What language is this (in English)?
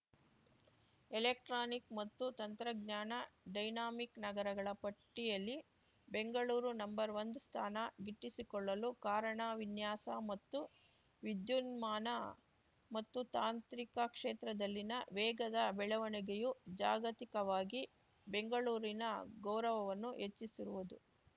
Kannada